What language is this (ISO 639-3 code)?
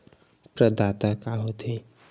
hne